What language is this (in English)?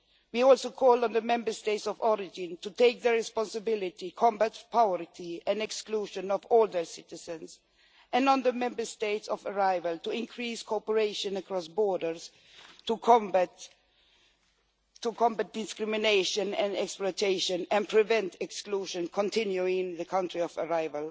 English